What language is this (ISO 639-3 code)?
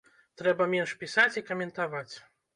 bel